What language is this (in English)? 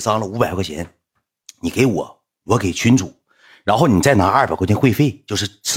Chinese